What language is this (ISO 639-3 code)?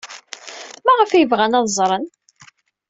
kab